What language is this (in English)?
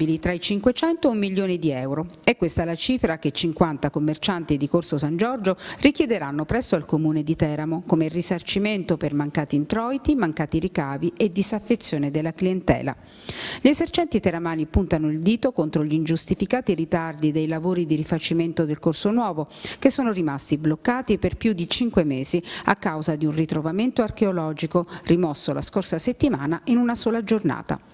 Italian